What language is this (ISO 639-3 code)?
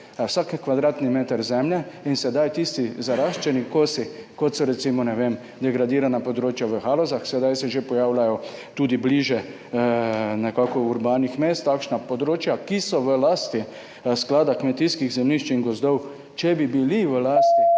slv